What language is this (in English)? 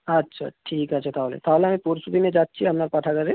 Bangla